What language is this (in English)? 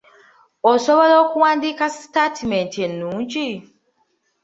Ganda